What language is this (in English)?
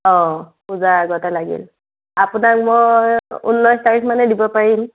Assamese